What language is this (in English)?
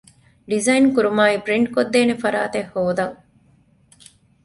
Divehi